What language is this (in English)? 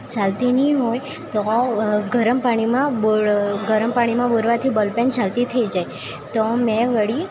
Gujarati